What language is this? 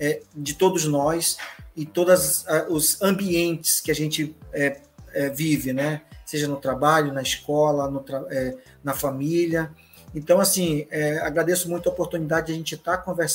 Portuguese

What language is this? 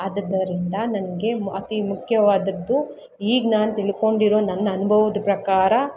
Kannada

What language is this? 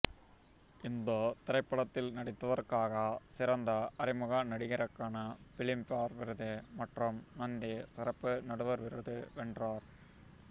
Tamil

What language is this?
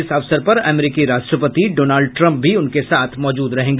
Hindi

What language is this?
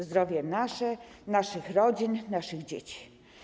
Polish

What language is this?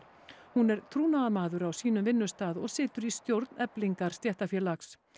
Icelandic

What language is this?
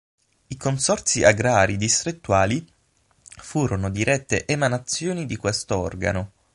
Italian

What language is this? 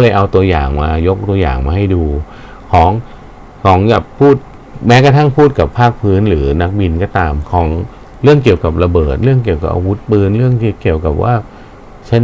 Thai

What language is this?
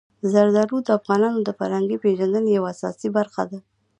Pashto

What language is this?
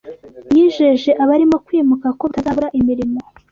Kinyarwanda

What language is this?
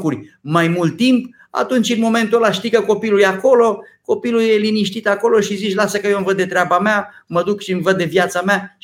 Romanian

